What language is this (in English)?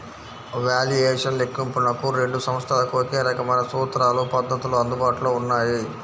Telugu